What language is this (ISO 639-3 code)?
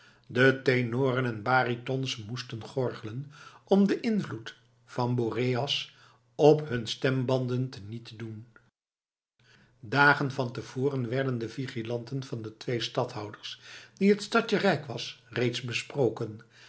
nld